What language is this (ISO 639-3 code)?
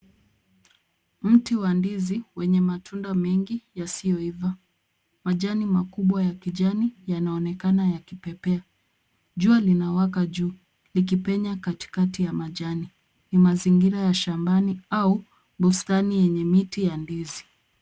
swa